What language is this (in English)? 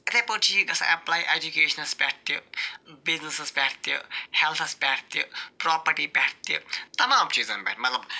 Kashmiri